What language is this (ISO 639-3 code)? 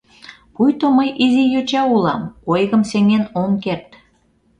chm